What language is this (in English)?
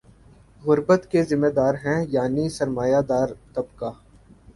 Urdu